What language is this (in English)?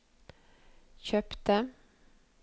Norwegian